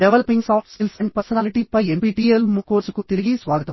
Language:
Telugu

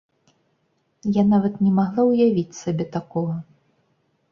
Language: Belarusian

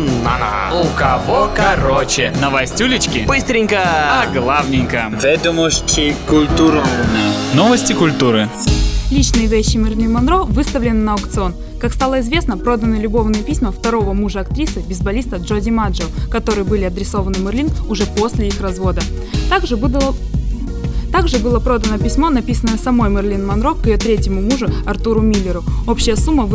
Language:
Russian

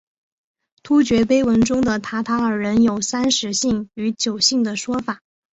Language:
Chinese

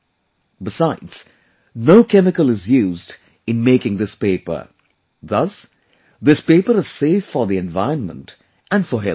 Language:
English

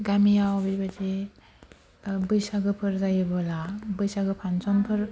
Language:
Bodo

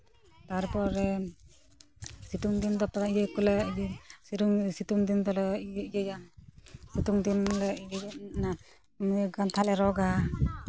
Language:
Santali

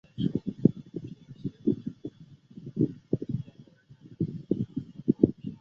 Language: Chinese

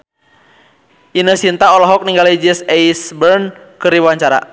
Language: Sundanese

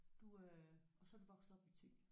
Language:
Danish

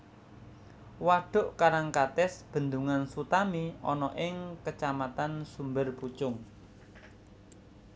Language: Javanese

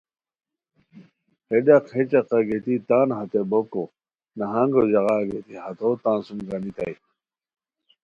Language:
Khowar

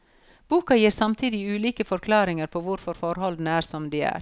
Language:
Norwegian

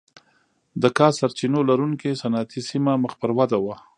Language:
Pashto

